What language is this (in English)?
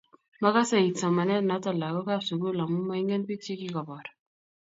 Kalenjin